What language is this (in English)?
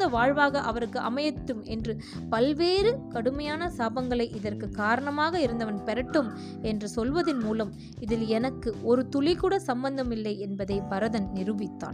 Tamil